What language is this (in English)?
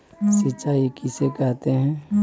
Magahi